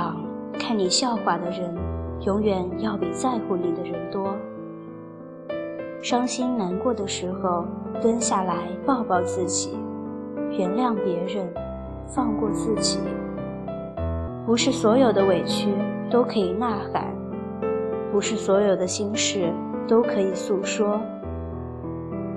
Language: Chinese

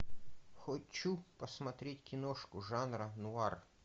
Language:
Russian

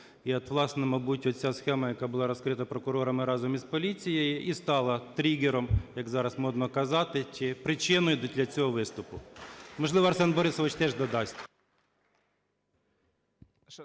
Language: Ukrainian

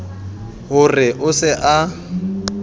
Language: Southern Sotho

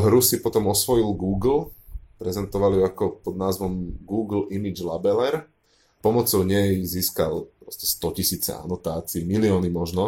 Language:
Slovak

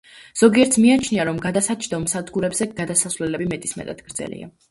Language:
Georgian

